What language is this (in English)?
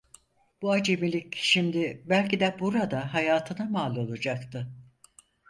Turkish